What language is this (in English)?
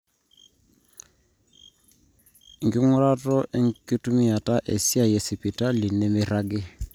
Masai